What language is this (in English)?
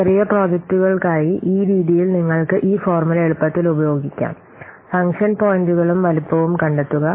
Malayalam